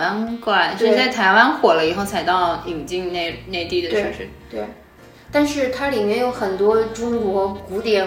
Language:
Chinese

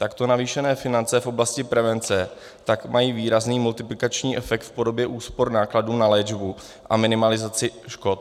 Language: Czech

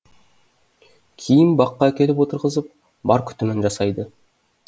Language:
Kazakh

